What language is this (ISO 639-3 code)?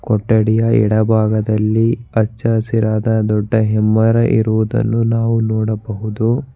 kan